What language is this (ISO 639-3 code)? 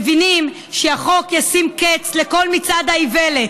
heb